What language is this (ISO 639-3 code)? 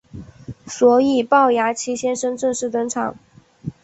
zho